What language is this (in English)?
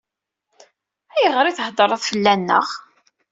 Kabyle